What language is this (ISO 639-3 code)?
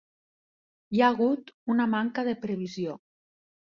cat